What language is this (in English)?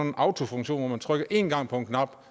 Danish